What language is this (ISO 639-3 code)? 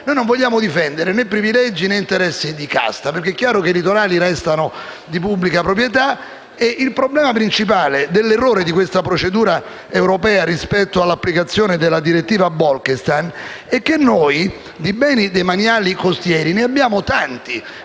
ita